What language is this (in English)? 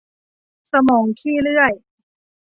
Thai